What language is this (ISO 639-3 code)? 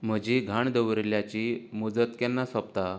kok